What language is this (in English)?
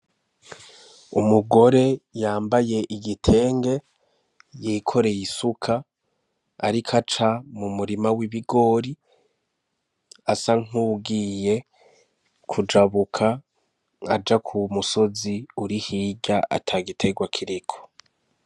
Rundi